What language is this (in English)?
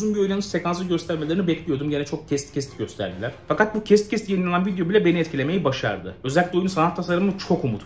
Turkish